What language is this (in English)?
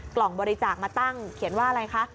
Thai